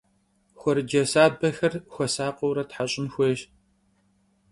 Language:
Kabardian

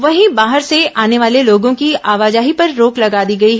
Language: Hindi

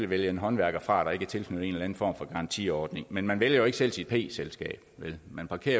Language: Danish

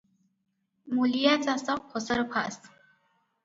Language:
Odia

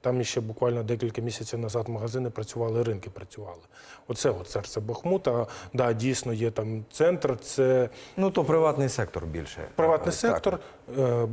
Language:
Ukrainian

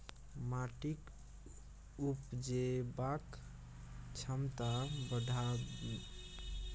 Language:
Maithili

